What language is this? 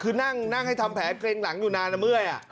Thai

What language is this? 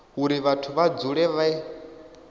Venda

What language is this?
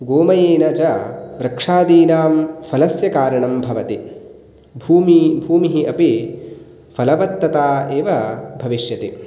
Sanskrit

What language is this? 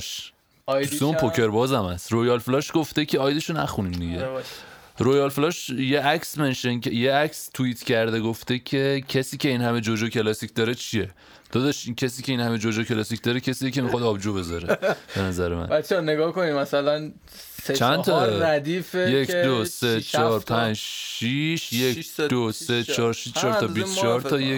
Persian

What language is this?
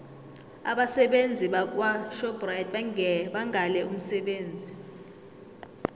South Ndebele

